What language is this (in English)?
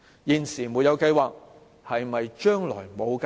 Cantonese